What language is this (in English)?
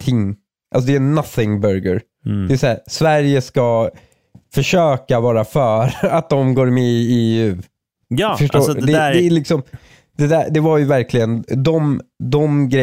Swedish